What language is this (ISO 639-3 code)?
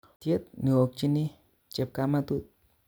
kln